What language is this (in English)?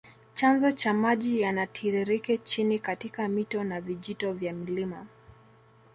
Swahili